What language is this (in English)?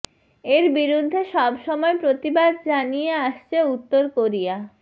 Bangla